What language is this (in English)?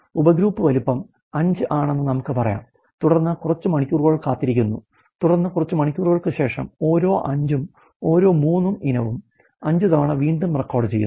Malayalam